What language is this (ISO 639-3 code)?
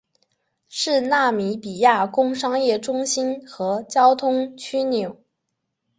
zho